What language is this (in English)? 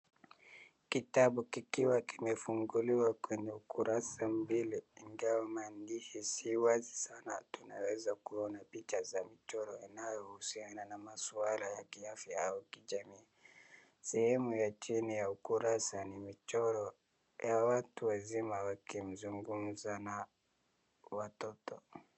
Swahili